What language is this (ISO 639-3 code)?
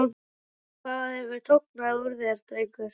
isl